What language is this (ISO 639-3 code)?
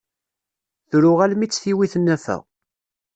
kab